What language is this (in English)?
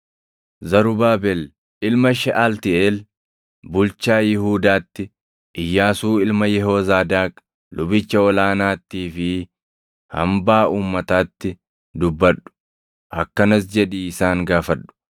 Oromo